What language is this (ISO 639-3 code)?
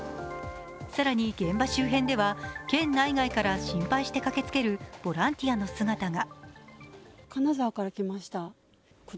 jpn